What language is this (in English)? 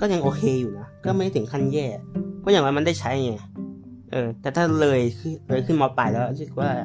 Thai